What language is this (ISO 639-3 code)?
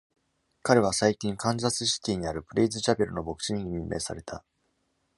jpn